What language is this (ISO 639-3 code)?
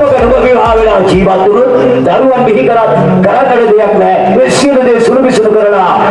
sin